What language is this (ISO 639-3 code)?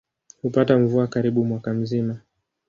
swa